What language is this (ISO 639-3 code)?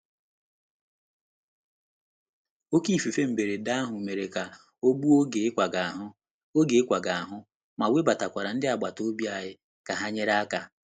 ibo